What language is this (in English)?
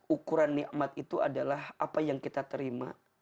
Indonesian